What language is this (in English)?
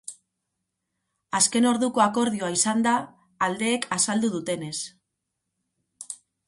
Basque